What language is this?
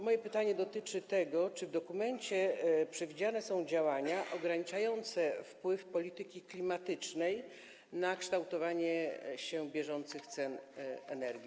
Polish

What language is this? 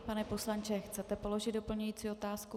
Czech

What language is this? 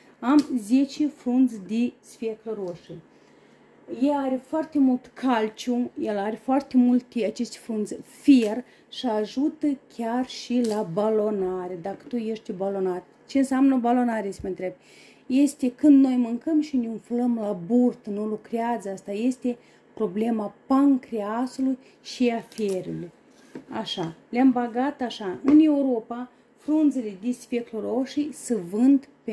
Romanian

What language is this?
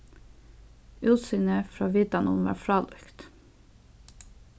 Faroese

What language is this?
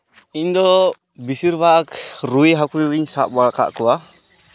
Santali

